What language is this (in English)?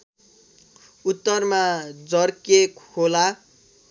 Nepali